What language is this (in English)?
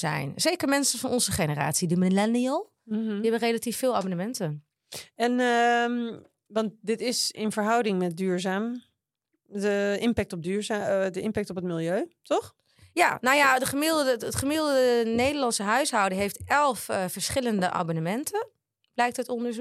Dutch